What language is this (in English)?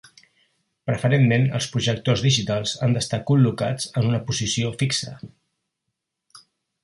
Catalan